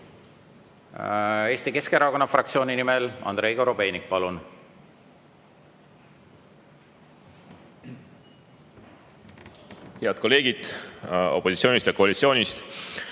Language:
Estonian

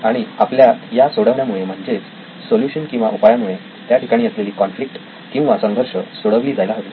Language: Marathi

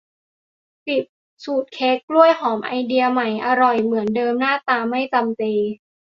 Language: Thai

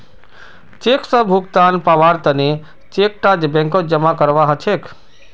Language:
Magahi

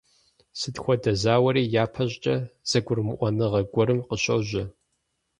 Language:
Kabardian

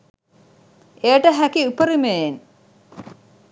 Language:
Sinhala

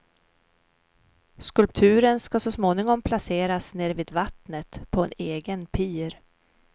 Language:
Swedish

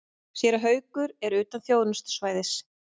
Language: Icelandic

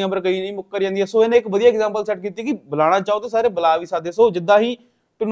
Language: Hindi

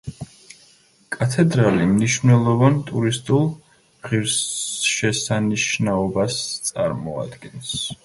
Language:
Georgian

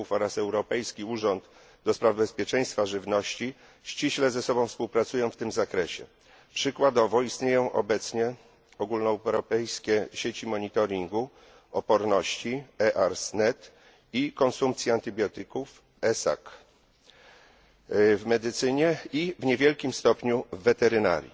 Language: Polish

